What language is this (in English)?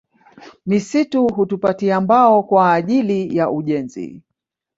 Swahili